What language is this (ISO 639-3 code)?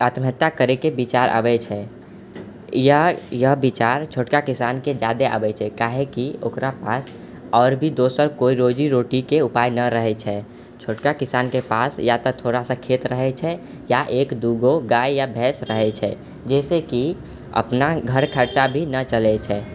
mai